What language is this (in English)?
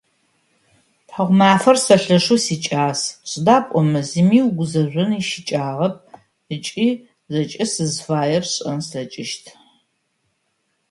Adyghe